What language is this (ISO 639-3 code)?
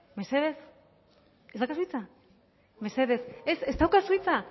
eus